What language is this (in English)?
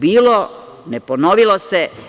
Serbian